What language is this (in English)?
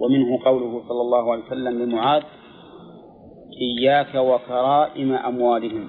Arabic